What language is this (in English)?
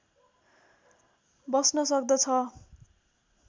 Nepali